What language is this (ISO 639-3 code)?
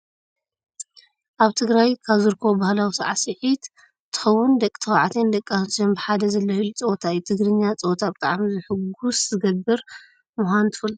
tir